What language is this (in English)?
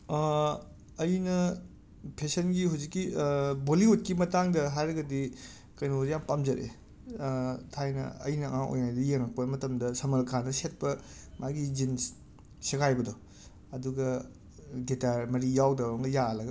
Manipuri